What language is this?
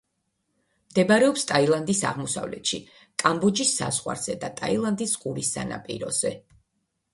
Georgian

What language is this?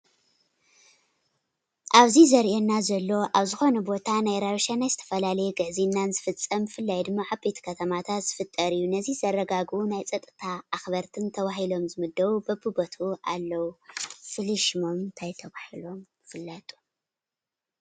Tigrinya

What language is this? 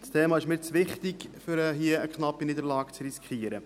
Swiss German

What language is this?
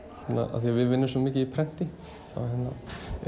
Icelandic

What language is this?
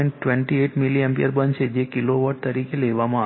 Gujarati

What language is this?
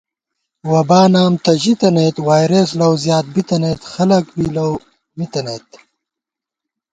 Gawar-Bati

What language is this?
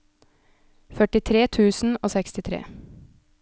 Norwegian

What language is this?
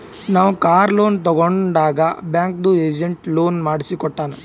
Kannada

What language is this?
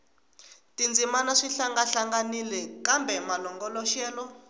Tsonga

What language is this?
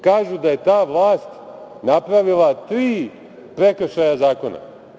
Serbian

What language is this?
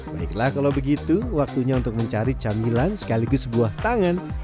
Indonesian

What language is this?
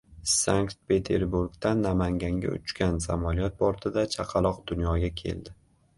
Uzbek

